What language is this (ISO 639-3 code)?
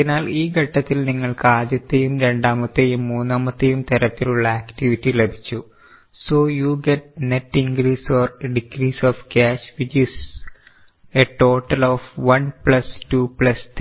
mal